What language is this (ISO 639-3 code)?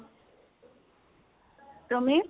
asm